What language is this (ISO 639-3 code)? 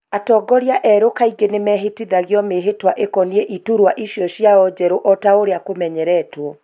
kik